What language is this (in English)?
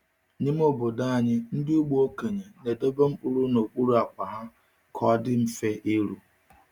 Igbo